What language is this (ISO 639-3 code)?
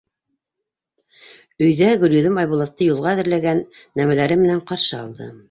bak